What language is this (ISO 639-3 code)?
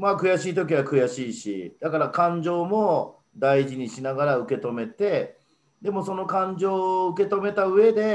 jpn